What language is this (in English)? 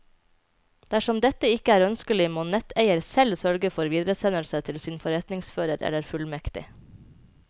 Norwegian